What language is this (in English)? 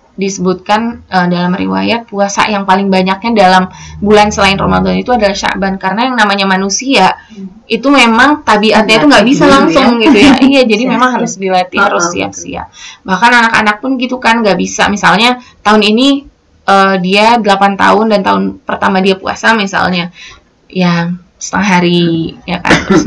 Indonesian